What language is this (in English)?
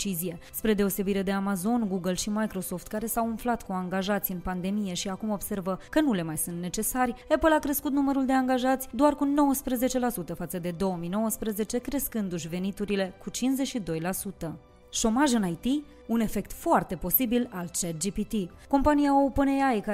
Romanian